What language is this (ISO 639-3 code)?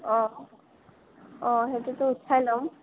asm